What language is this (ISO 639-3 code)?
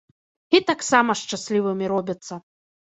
bel